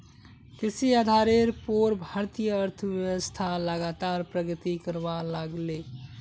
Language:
Magahi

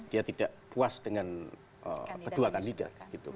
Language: Indonesian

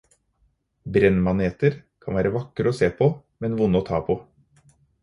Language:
Norwegian Bokmål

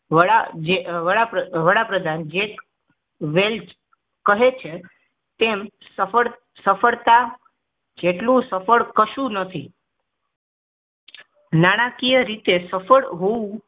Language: Gujarati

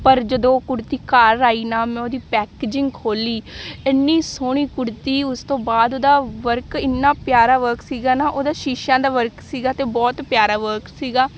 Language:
Punjabi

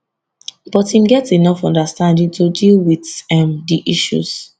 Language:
Nigerian Pidgin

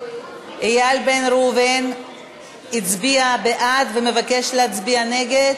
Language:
Hebrew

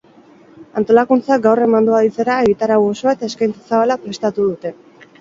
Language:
Basque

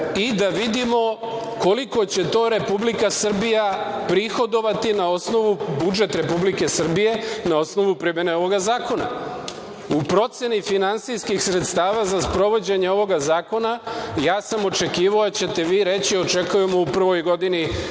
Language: Serbian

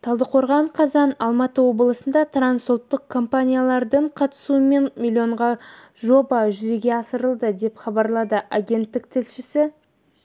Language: Kazakh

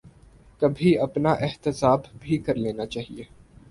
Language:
Urdu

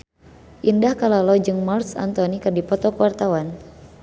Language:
Sundanese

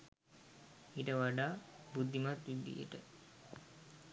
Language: Sinhala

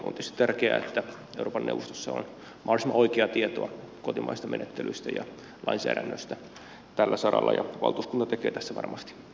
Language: Finnish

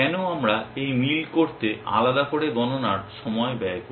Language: Bangla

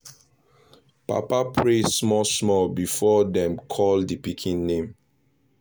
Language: Nigerian Pidgin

